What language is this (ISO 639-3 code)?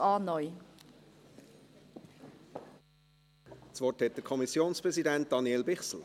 gsw